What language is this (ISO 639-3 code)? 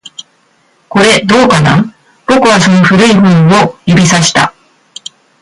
jpn